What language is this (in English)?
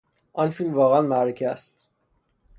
Persian